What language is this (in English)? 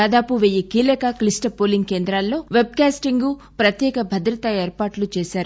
Telugu